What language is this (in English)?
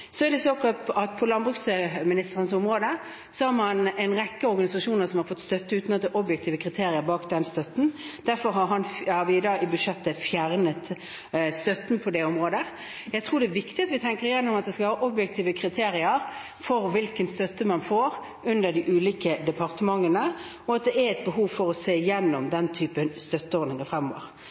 Norwegian Bokmål